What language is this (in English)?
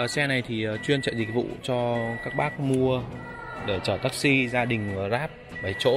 Vietnamese